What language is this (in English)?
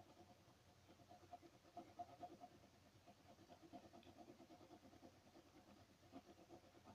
Russian